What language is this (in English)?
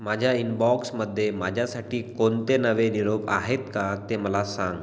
Marathi